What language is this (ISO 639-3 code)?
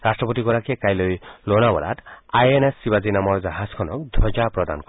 asm